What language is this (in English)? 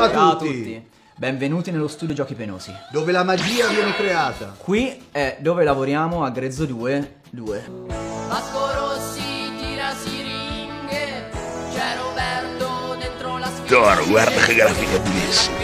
Italian